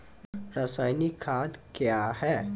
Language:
Maithili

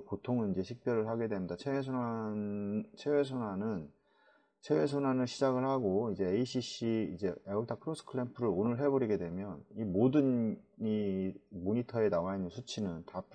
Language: Korean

